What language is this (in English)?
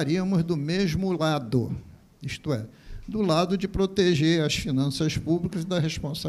Portuguese